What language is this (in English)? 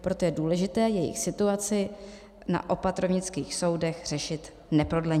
Czech